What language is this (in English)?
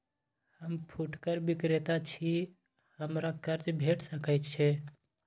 Maithili